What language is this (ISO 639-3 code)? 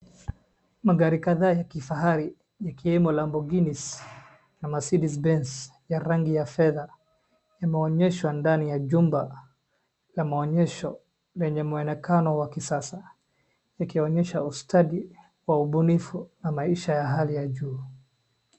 swa